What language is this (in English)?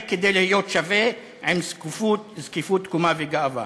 Hebrew